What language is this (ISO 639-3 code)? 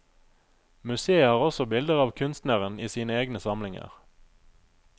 nor